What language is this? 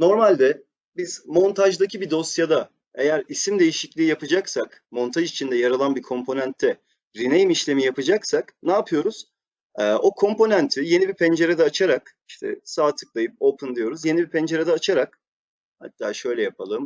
Turkish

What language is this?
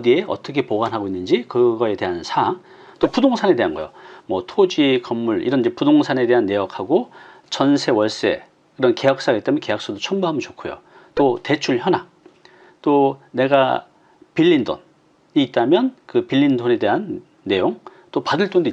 Korean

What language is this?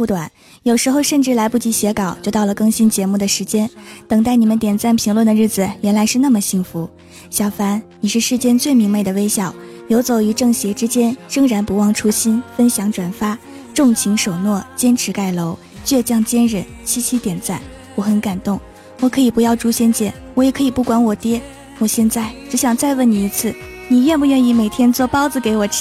Chinese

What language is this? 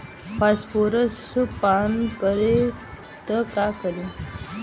Bhojpuri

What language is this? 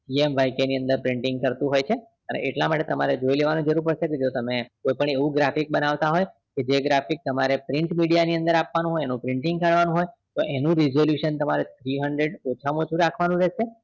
Gujarati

